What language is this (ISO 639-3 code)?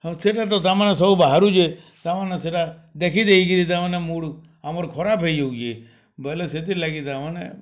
ori